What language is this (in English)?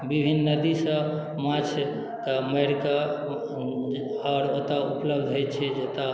Maithili